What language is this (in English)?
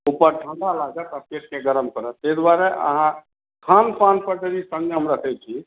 Maithili